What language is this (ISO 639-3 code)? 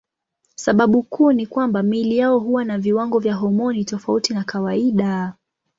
swa